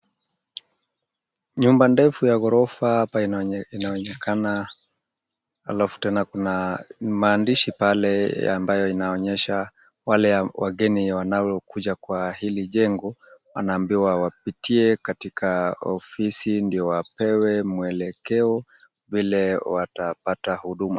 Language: Swahili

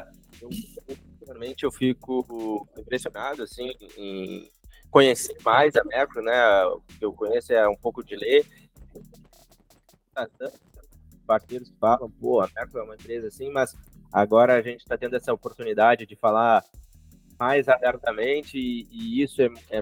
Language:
Portuguese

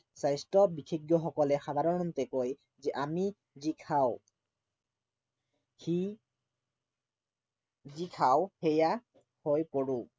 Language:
Assamese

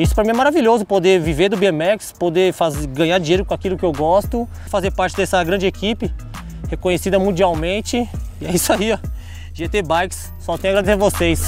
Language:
Portuguese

